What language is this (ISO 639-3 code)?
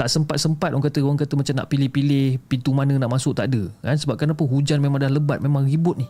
msa